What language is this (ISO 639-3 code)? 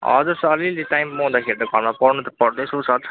nep